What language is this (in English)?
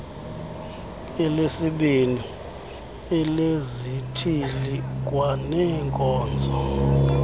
Xhosa